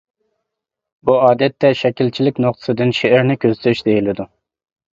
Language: Uyghur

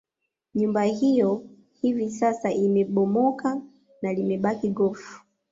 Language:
Swahili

